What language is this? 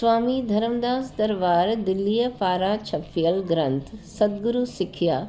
Sindhi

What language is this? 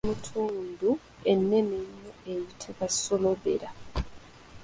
Ganda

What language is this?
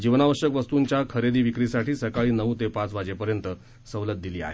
Marathi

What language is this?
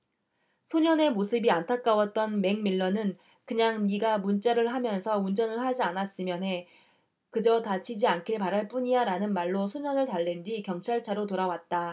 Korean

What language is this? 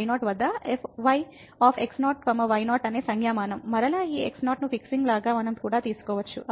Telugu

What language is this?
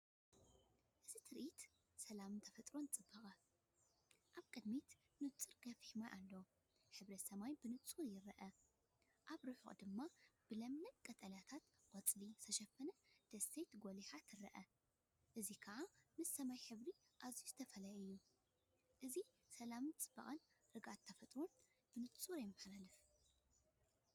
Tigrinya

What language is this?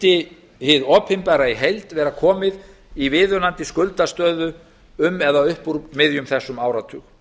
Icelandic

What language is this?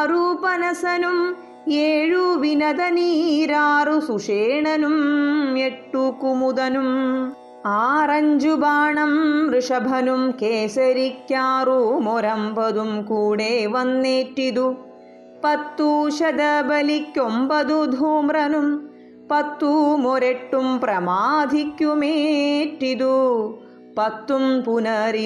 Malayalam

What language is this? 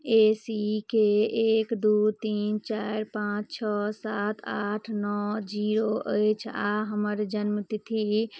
Maithili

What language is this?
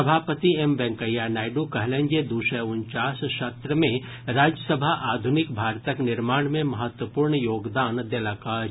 Maithili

